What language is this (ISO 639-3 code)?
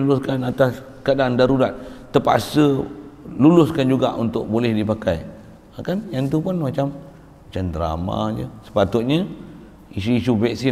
msa